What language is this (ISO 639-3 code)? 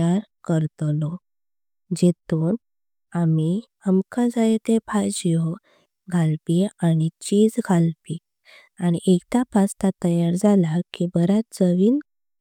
kok